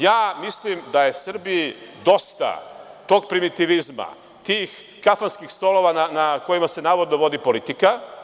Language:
Serbian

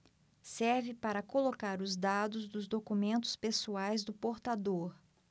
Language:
Portuguese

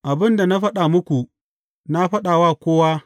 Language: Hausa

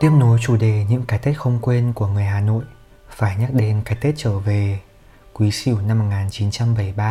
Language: Vietnamese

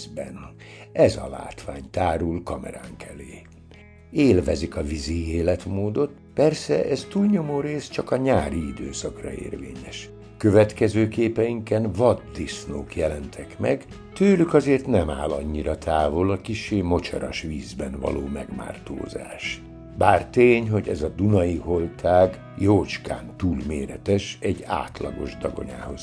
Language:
Hungarian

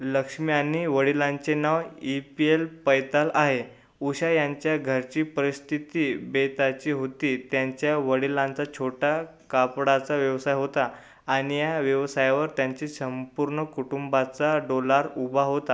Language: Marathi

